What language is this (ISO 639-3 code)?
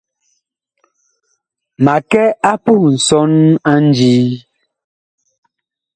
bkh